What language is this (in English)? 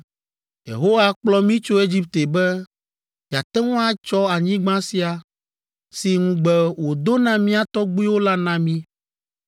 Ewe